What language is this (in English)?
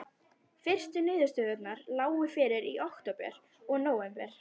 Icelandic